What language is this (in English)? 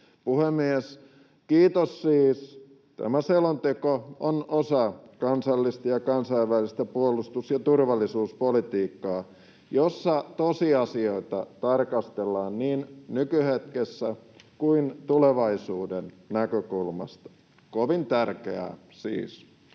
Finnish